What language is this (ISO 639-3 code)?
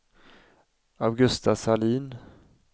swe